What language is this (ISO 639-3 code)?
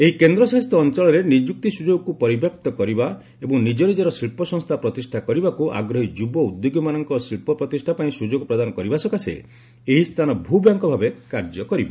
ori